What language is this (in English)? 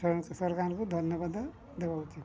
Odia